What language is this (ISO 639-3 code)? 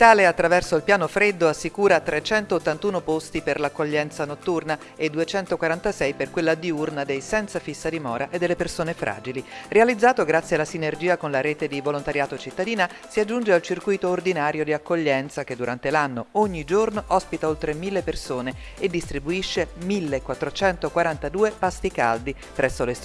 ita